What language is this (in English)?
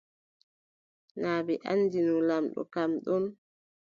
Adamawa Fulfulde